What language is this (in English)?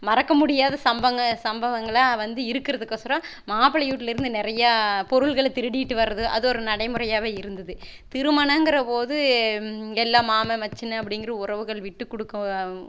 Tamil